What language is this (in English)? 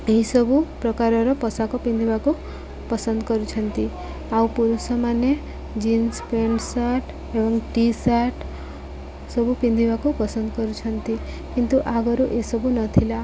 Odia